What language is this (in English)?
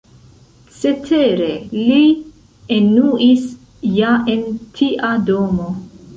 Esperanto